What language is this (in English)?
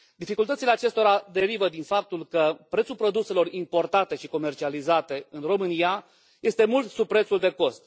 Romanian